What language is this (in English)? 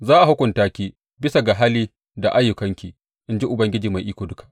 Hausa